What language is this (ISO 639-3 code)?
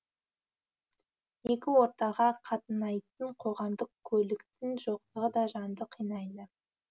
kaz